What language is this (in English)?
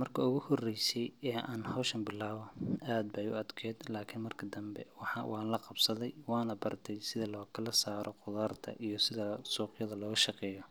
Somali